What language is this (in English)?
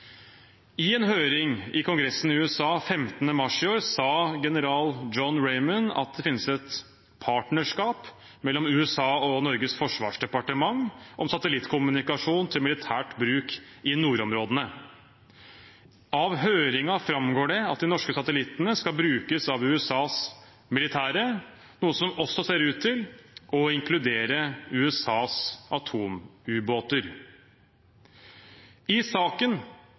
Norwegian Bokmål